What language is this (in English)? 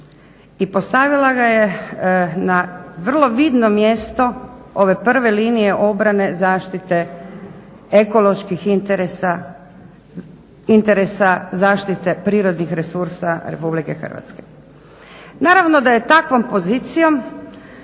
Croatian